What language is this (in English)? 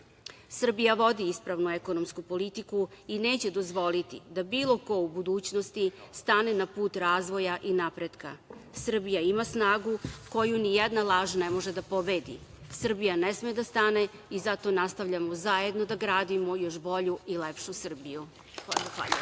Serbian